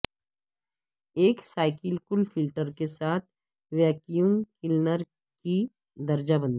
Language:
Urdu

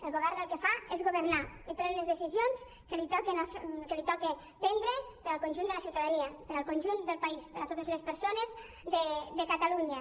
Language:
Catalan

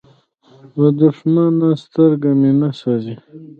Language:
Pashto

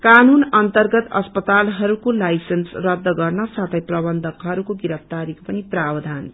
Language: Nepali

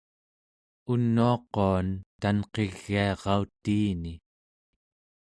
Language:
Central Yupik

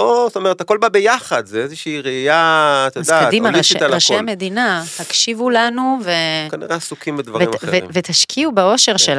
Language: Hebrew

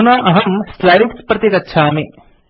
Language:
Sanskrit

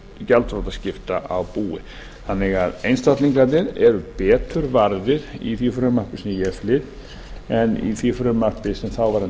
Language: Icelandic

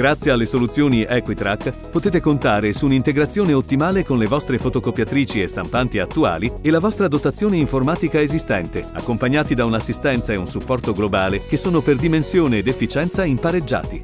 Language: Italian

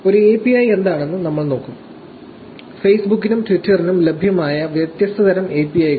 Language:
Malayalam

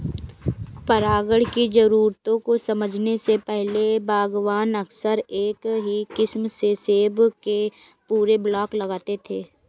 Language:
Hindi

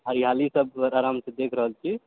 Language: Maithili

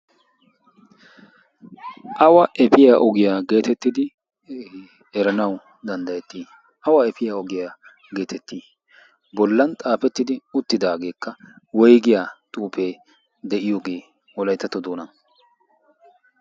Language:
Wolaytta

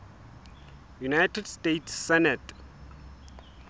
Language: Southern Sotho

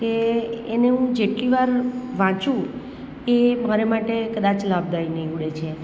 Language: Gujarati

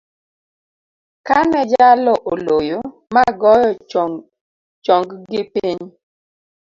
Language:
Luo (Kenya and Tanzania)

